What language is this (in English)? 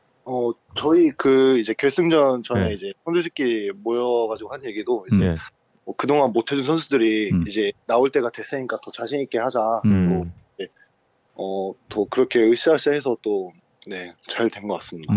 Korean